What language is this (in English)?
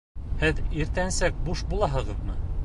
Bashkir